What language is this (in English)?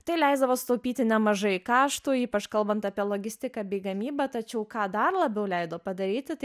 Lithuanian